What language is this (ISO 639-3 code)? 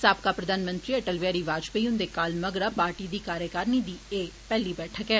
doi